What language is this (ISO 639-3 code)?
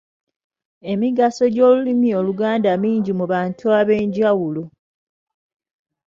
lug